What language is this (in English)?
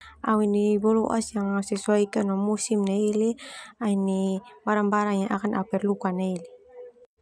Termanu